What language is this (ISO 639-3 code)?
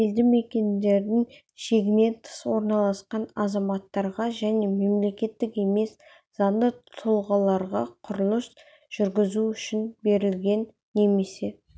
kaz